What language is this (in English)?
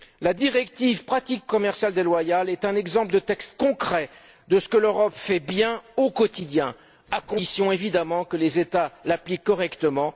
French